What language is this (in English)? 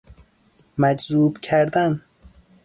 Persian